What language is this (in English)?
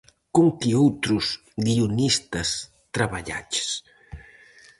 Galician